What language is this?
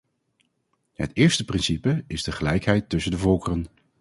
Dutch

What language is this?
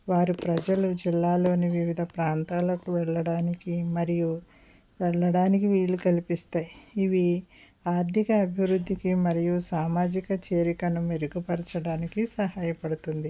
Telugu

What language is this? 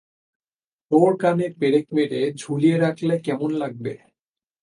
Bangla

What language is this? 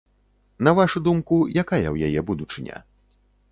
Belarusian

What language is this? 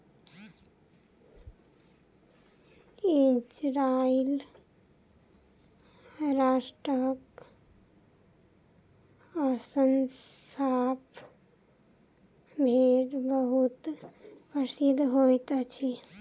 Maithili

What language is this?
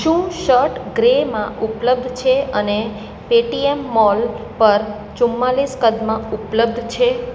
Gujarati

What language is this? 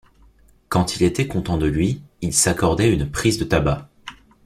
French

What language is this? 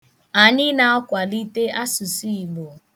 Igbo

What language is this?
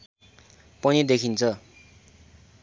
Nepali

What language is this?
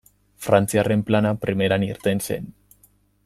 Basque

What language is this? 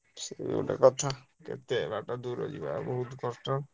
Odia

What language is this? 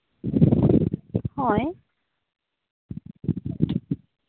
Santali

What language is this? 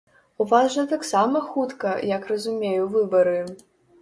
Belarusian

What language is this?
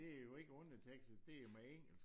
Danish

